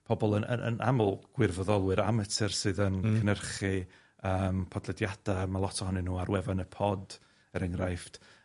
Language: Welsh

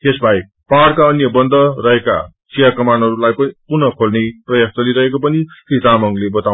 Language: Nepali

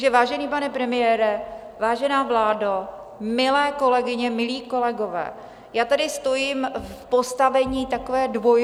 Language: Czech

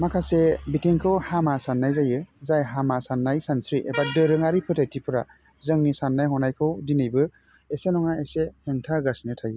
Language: Bodo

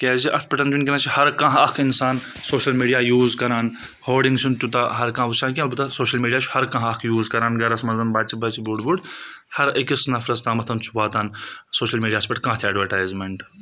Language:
Kashmiri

